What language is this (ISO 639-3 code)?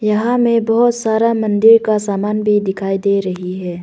hin